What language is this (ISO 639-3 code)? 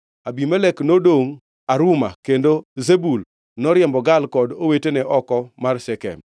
luo